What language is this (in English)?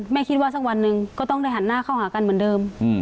Thai